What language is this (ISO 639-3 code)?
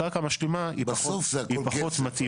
heb